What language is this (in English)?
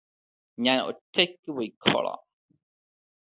Malayalam